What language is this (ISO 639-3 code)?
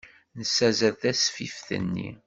kab